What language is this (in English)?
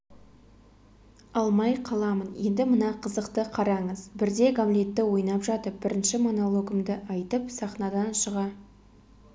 Kazakh